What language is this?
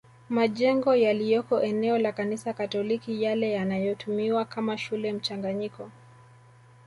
Swahili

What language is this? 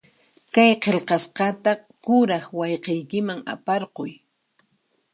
Puno Quechua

